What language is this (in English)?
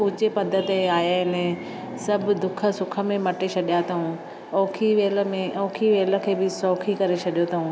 Sindhi